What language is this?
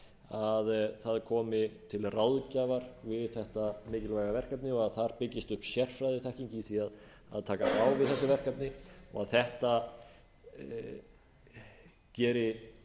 Icelandic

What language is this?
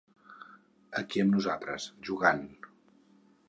Catalan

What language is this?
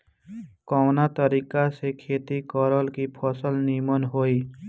Bhojpuri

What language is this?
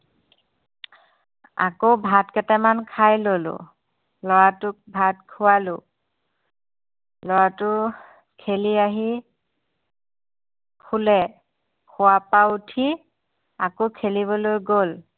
Assamese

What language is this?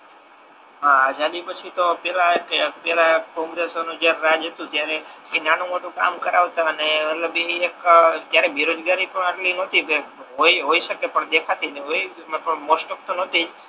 Gujarati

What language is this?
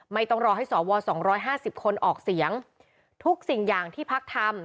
Thai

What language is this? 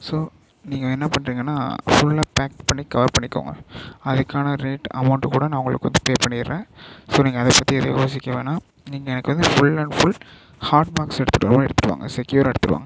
Tamil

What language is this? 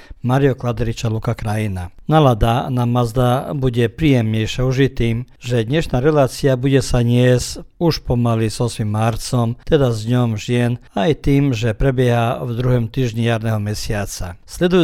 Croatian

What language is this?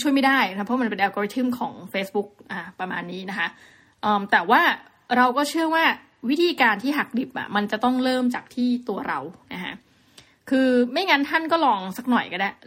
Thai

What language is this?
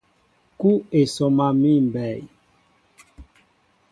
Mbo (Cameroon)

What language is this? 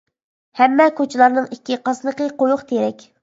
Uyghur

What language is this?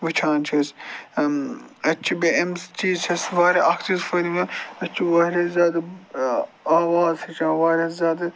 Kashmiri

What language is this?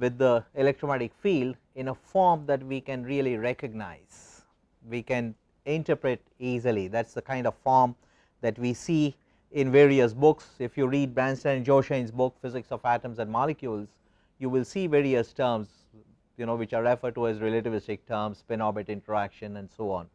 English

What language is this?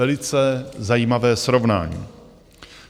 Czech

